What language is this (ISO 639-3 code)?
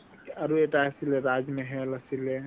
asm